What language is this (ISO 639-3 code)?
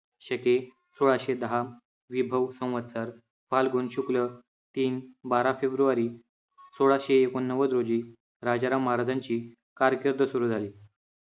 mar